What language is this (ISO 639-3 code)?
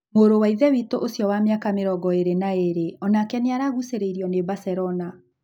kik